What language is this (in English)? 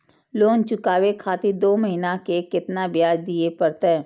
Maithili